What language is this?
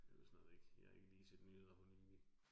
Danish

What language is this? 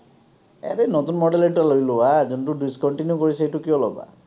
Assamese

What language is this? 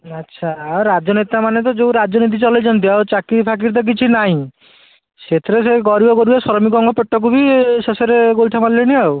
Odia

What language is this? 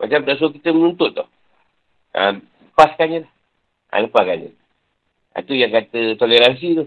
Malay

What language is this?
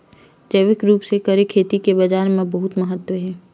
Chhattisgarhi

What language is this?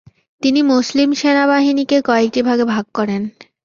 Bangla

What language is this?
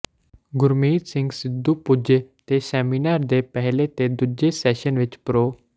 Punjabi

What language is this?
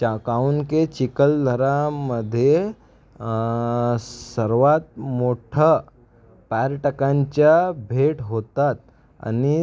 Marathi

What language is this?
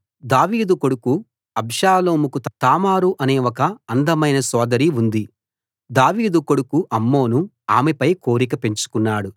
Telugu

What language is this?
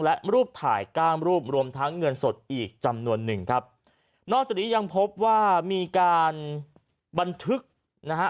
Thai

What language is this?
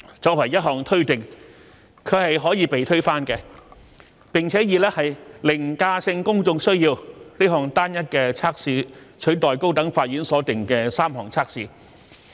Cantonese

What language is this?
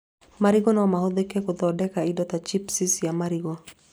Kikuyu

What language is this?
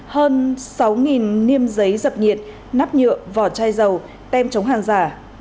Vietnamese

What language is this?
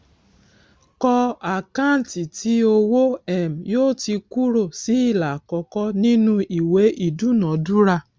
Yoruba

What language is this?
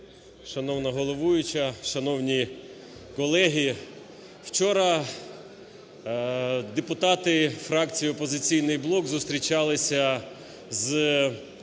Ukrainian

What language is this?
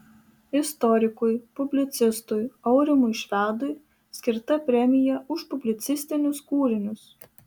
Lithuanian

